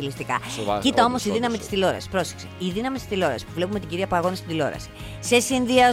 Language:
Greek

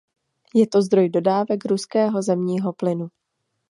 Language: Czech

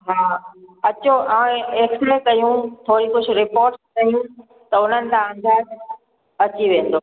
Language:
Sindhi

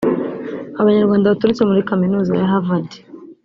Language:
Kinyarwanda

